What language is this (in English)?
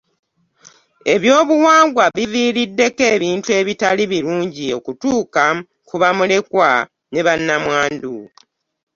Ganda